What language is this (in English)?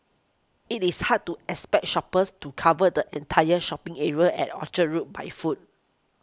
English